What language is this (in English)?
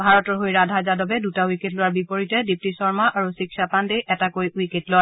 Assamese